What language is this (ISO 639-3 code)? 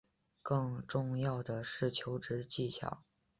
zho